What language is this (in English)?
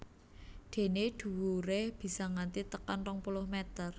Javanese